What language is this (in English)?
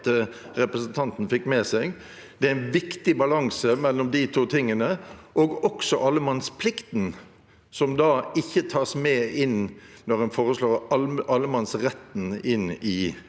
Norwegian